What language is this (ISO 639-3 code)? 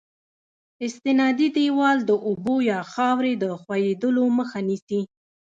pus